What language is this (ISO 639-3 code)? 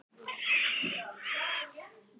isl